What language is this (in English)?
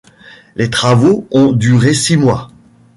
French